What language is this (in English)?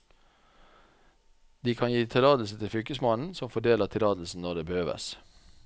Norwegian